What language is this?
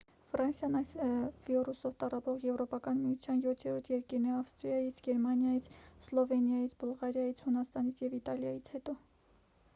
Armenian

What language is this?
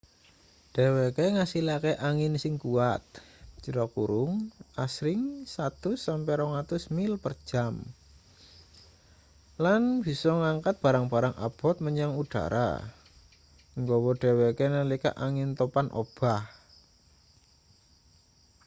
Javanese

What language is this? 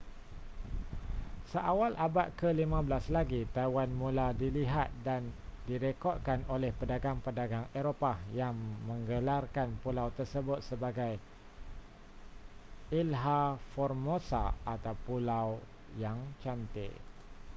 Malay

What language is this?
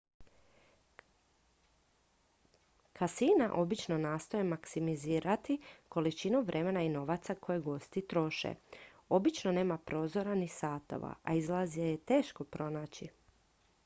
Croatian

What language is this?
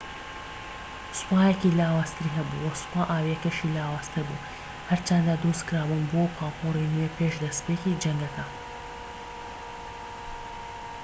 Central Kurdish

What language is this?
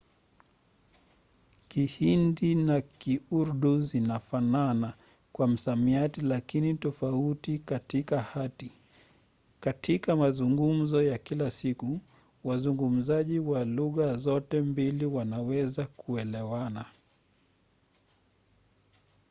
Swahili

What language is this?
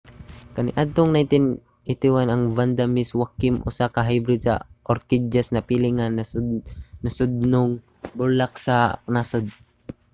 Cebuano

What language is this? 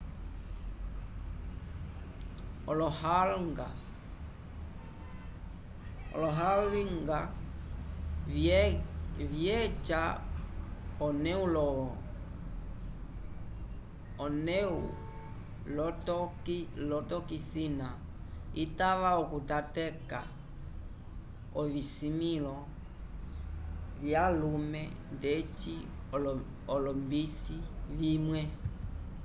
Umbundu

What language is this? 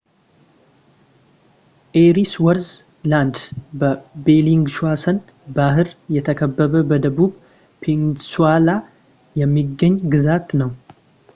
Amharic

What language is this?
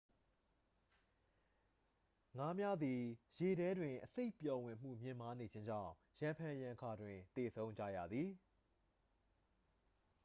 Burmese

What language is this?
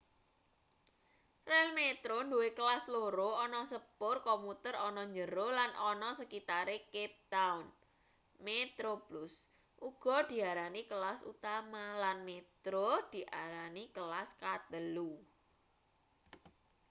Javanese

